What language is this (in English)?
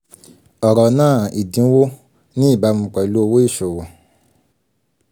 Yoruba